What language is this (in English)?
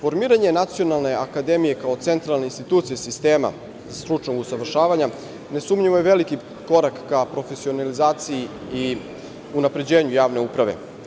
Serbian